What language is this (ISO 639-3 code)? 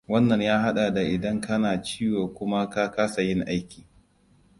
hau